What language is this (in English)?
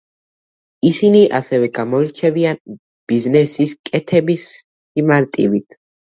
Georgian